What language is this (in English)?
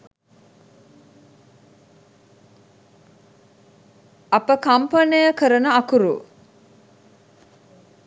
Sinhala